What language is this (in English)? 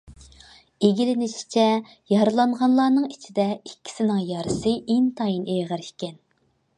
Uyghur